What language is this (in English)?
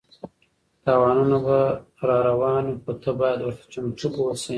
Pashto